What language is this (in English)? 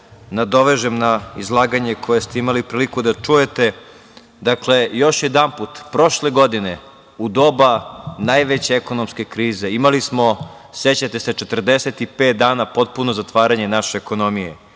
Serbian